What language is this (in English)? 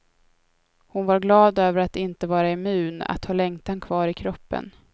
Swedish